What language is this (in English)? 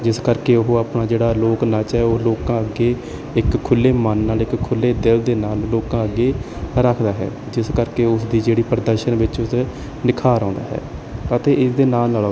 Punjabi